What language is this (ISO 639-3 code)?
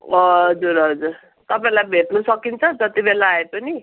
nep